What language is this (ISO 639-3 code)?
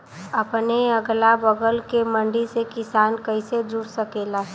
bho